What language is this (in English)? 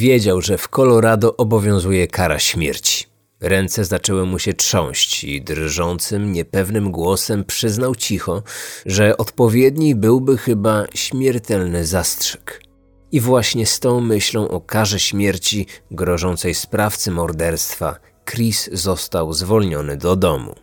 Polish